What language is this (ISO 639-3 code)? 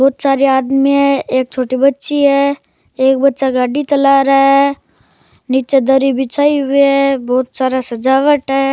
raj